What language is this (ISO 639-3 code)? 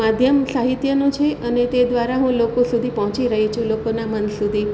guj